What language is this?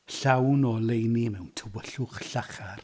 Welsh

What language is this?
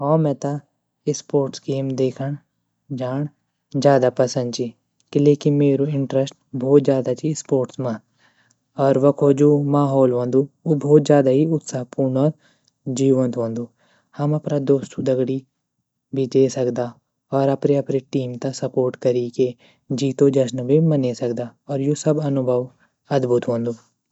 Garhwali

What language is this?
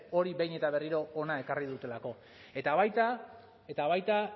Basque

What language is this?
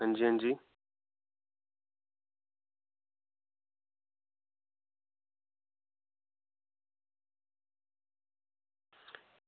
Dogri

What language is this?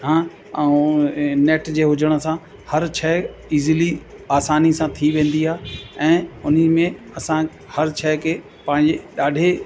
Sindhi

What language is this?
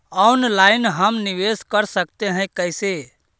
Magahi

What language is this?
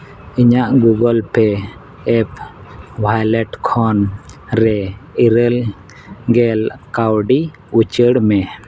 Santali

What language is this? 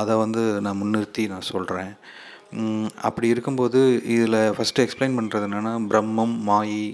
Tamil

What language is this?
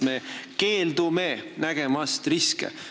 Estonian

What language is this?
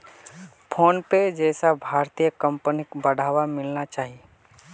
Magahi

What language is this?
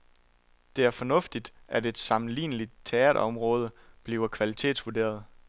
Danish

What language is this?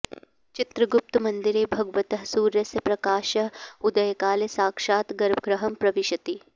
Sanskrit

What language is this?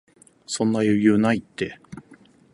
Japanese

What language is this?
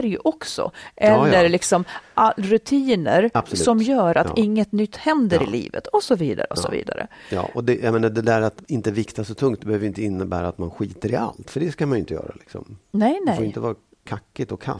Swedish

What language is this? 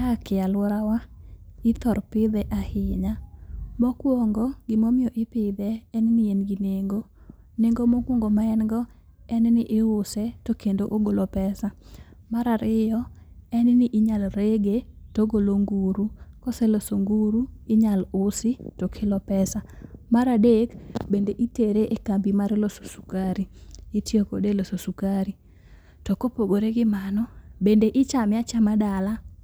Luo (Kenya and Tanzania)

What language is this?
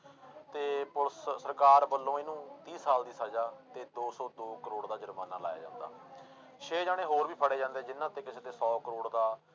Punjabi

